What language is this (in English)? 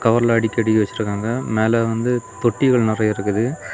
Tamil